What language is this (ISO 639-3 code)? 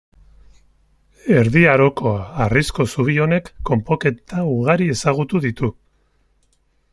eus